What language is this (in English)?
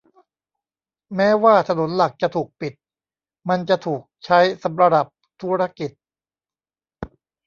Thai